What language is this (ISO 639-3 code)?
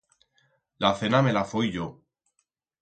arg